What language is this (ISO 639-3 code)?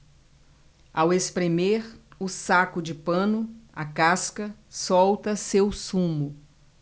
por